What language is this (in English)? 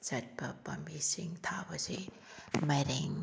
Manipuri